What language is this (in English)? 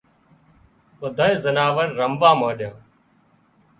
Wadiyara Koli